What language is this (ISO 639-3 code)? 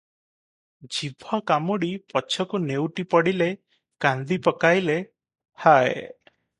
ori